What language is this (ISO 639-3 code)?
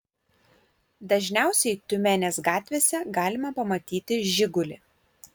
lit